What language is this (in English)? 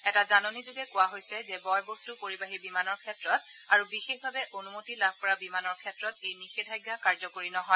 Assamese